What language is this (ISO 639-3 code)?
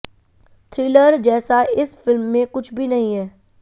hin